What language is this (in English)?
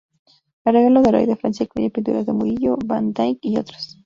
Spanish